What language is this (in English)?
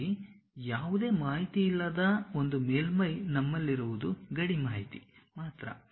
Kannada